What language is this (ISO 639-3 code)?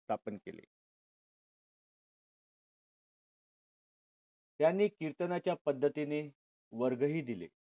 mar